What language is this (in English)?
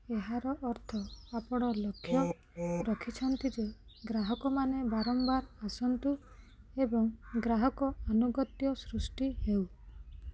Odia